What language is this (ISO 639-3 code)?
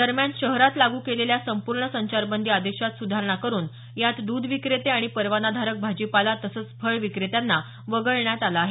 mar